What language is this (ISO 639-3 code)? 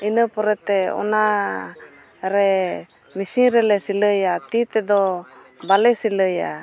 sat